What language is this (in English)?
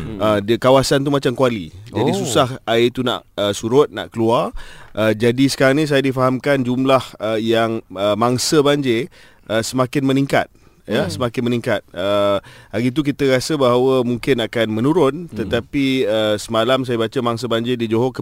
Malay